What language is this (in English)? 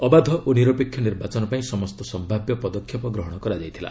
Odia